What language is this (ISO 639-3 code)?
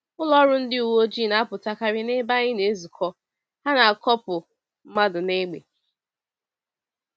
ibo